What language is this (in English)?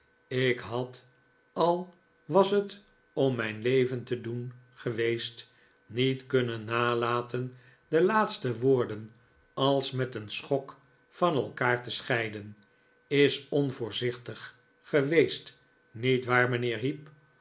Dutch